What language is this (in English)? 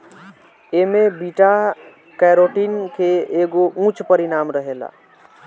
Bhojpuri